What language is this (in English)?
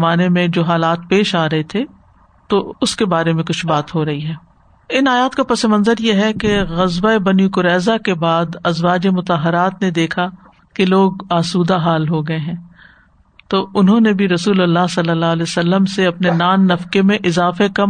Urdu